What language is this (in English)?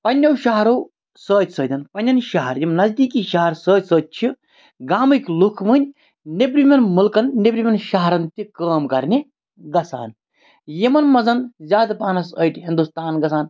Kashmiri